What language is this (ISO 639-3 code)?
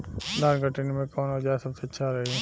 bho